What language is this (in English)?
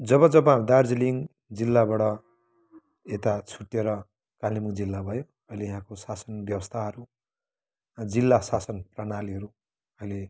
Nepali